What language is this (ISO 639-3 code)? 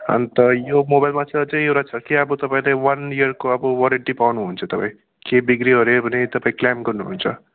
nep